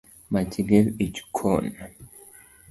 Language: Luo (Kenya and Tanzania)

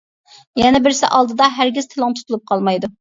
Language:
Uyghur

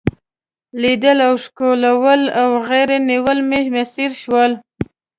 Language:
Pashto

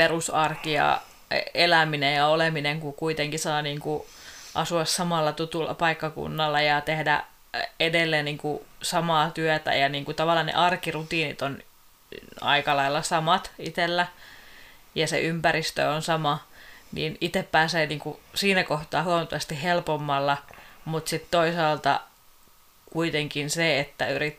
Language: Finnish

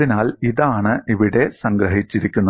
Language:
Malayalam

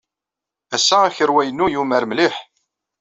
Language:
Kabyle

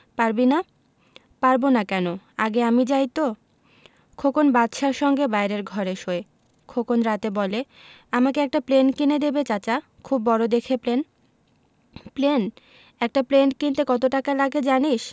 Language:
Bangla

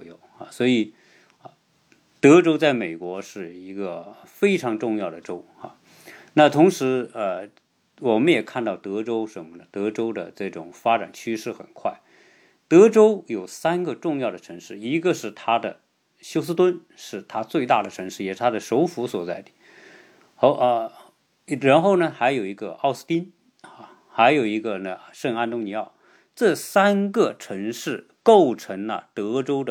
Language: Chinese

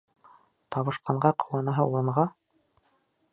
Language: Bashkir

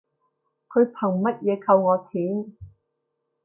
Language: Cantonese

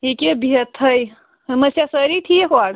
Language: Kashmiri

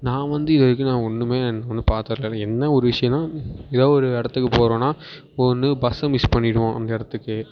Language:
Tamil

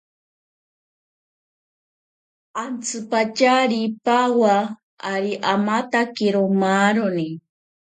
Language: Ashéninka Perené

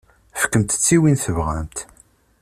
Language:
Kabyle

